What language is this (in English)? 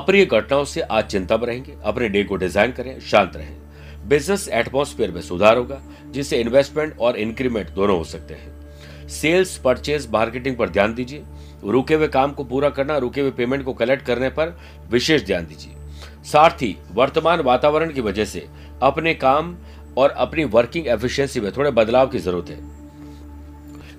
Hindi